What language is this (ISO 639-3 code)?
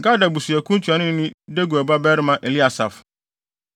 aka